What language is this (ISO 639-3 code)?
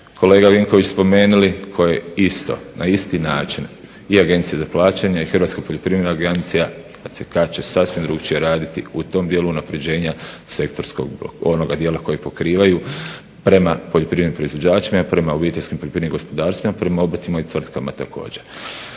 hrv